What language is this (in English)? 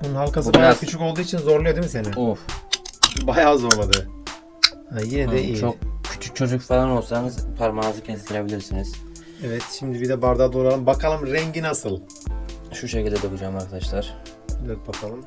Turkish